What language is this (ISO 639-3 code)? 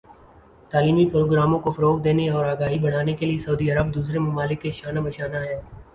urd